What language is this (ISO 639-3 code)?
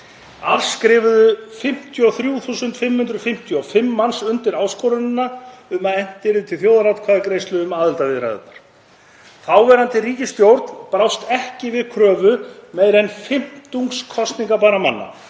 isl